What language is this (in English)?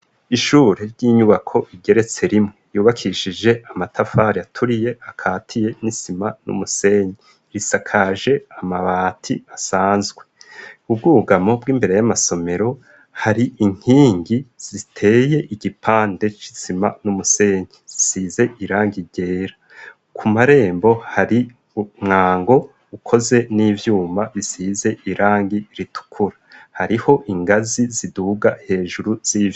Rundi